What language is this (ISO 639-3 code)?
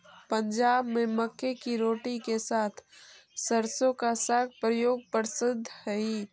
mag